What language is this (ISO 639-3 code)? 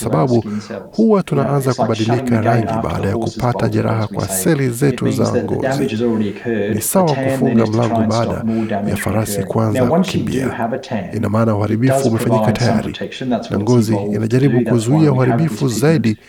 swa